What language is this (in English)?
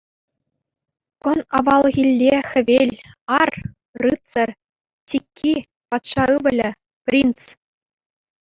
Chuvash